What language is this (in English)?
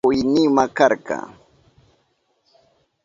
Southern Pastaza Quechua